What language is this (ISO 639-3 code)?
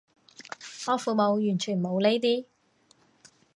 yue